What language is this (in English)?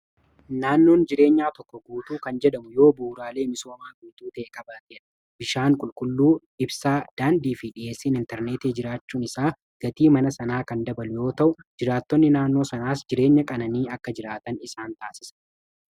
Oromo